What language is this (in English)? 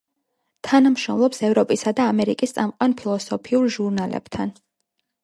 Georgian